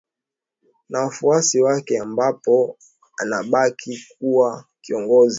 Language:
Swahili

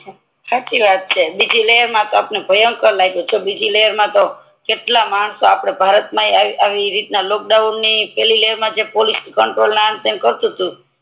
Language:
Gujarati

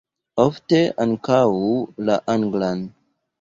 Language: Esperanto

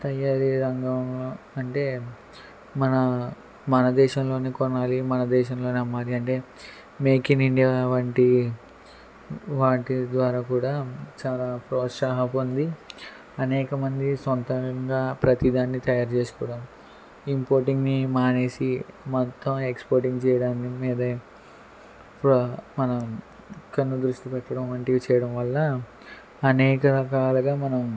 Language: Telugu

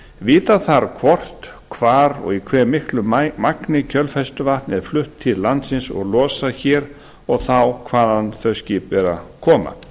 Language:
Icelandic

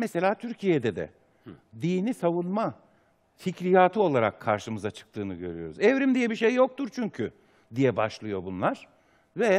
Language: Turkish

